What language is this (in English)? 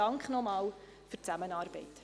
Swiss German